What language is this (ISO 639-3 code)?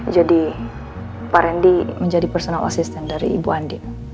ind